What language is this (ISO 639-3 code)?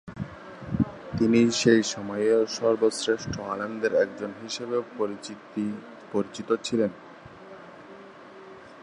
ben